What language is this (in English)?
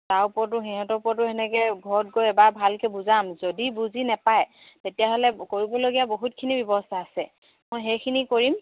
Assamese